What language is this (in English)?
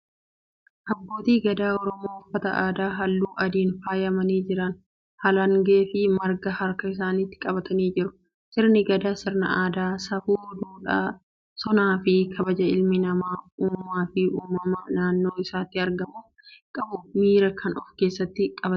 Oromo